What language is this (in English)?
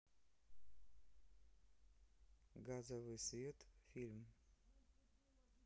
Russian